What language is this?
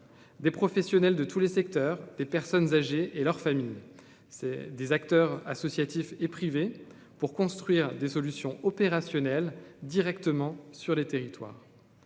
French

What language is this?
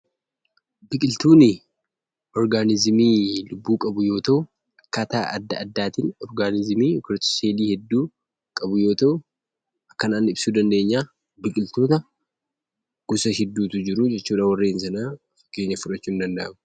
Oromo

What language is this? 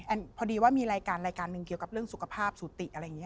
Thai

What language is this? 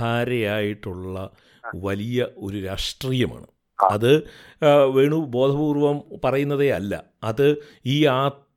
Malayalam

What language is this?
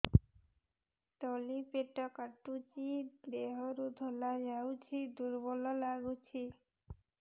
Odia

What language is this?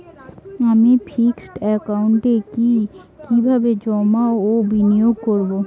Bangla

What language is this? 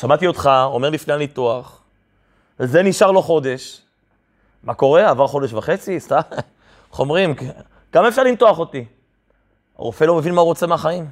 Hebrew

